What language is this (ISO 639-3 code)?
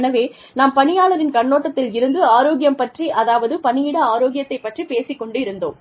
tam